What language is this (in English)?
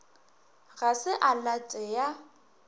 Northern Sotho